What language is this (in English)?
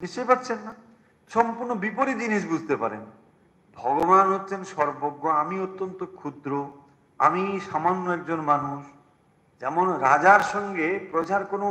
Bangla